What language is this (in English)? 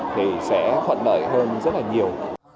Vietnamese